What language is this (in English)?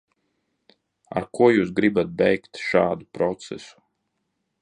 Latvian